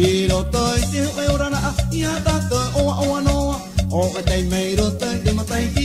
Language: Spanish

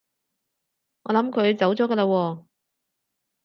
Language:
Cantonese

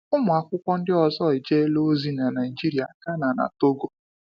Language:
Igbo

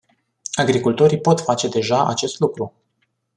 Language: Romanian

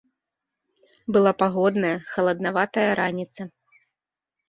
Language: Belarusian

